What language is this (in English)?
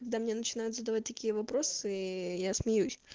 Russian